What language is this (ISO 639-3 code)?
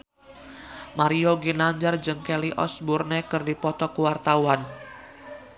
sun